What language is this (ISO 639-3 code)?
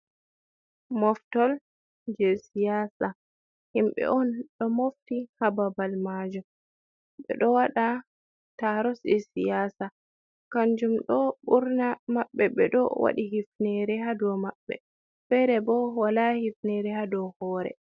ful